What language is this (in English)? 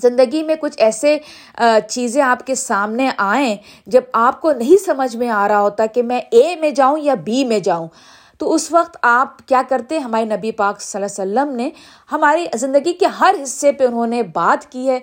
Urdu